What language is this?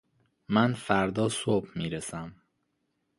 Persian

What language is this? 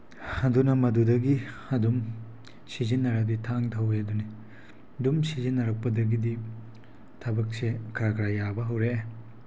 Manipuri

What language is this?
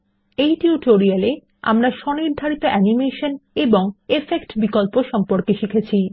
Bangla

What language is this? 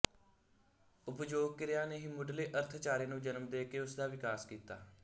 Punjabi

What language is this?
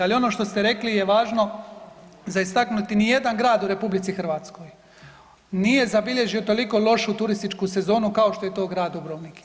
Croatian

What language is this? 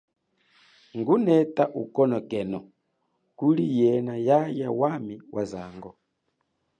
Chokwe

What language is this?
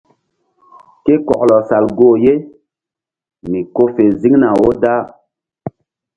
Mbum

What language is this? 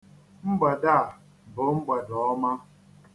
Igbo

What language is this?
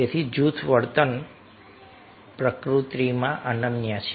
Gujarati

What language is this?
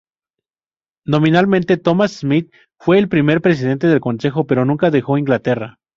Spanish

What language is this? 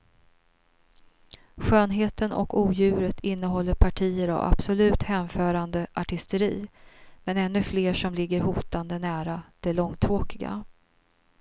Swedish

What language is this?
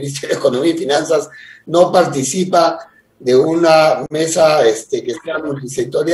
Spanish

